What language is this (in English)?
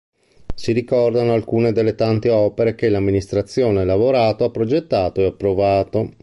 Italian